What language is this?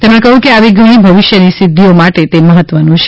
Gujarati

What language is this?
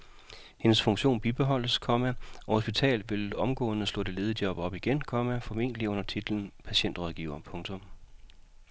Danish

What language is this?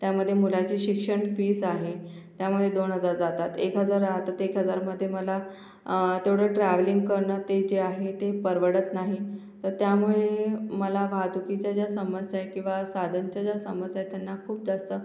Marathi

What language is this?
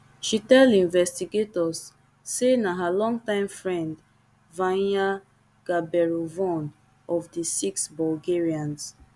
Nigerian Pidgin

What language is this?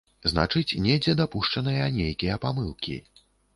Belarusian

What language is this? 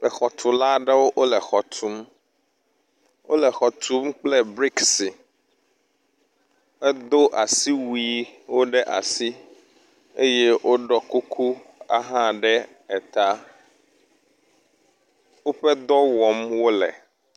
Ewe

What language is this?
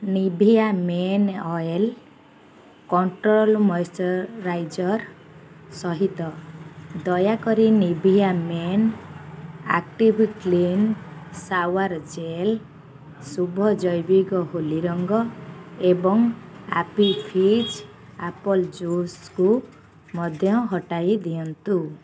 Odia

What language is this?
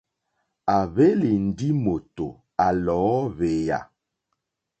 Mokpwe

